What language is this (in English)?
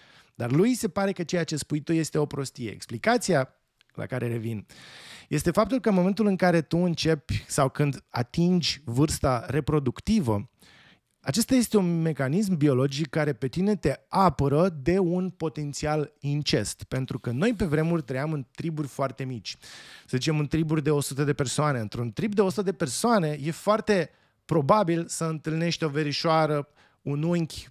Romanian